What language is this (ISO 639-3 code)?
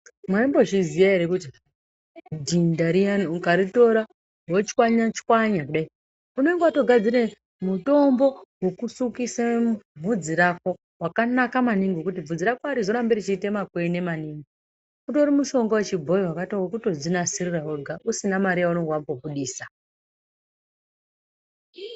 ndc